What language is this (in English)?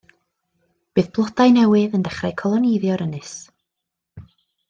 Welsh